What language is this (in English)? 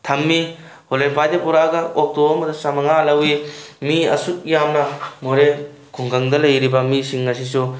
Manipuri